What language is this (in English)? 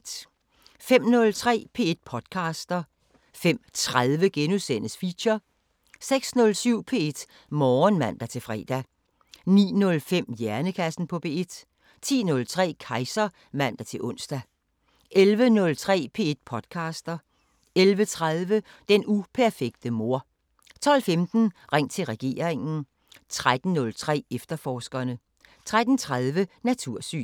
Danish